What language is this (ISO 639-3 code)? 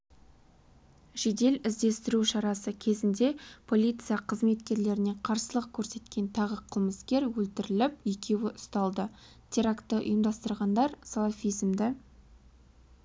kaz